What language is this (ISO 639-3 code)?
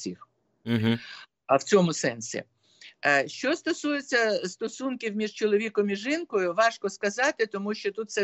ukr